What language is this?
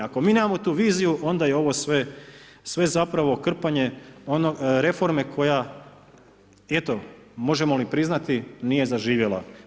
Croatian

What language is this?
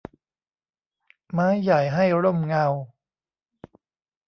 Thai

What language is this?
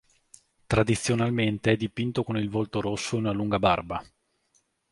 Italian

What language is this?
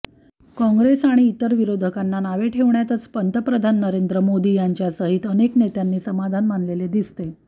Marathi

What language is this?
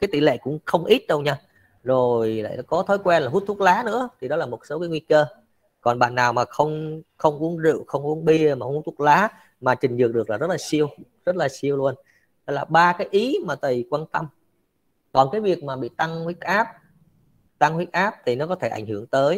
Vietnamese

